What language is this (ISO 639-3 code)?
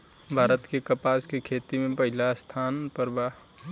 bho